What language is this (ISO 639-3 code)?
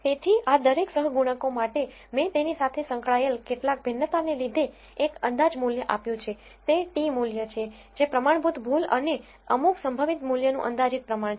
guj